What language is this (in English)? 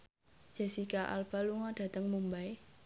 Javanese